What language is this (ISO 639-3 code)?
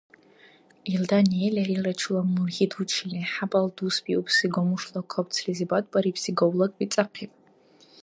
dar